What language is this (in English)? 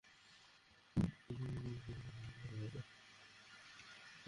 Bangla